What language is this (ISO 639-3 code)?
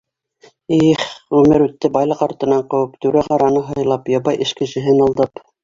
bak